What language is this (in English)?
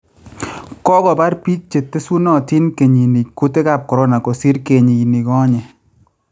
Kalenjin